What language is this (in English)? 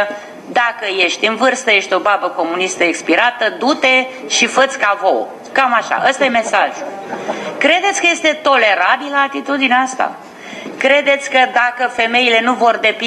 Romanian